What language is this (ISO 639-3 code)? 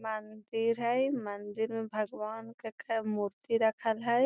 mag